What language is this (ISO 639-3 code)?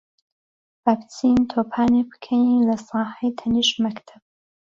ckb